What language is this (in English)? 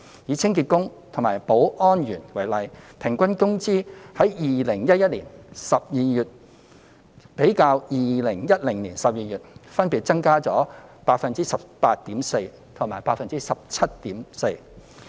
Cantonese